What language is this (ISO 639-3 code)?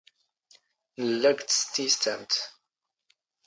zgh